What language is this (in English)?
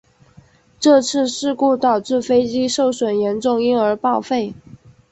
Chinese